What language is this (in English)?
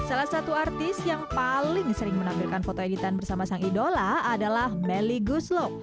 Indonesian